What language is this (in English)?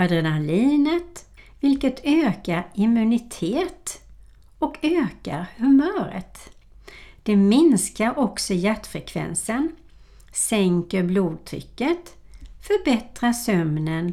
Swedish